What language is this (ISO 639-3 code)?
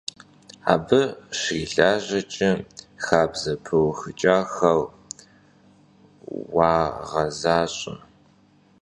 kbd